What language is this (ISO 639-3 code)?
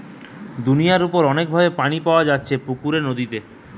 ben